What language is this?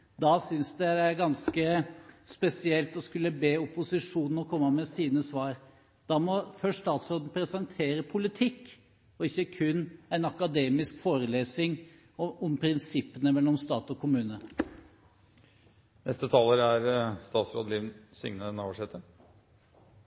Norwegian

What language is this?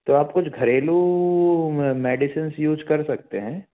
Hindi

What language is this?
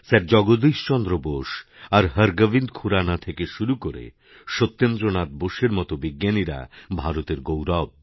Bangla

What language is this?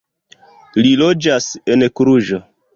Esperanto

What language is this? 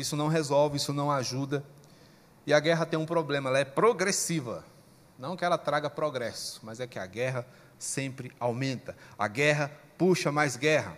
Portuguese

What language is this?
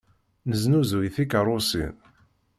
Kabyle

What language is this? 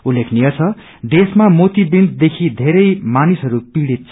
Nepali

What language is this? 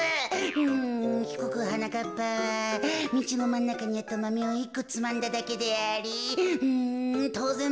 Japanese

